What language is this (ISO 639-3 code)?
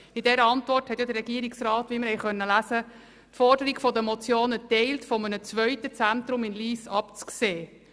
gsw